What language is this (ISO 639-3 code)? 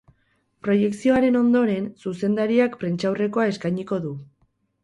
eus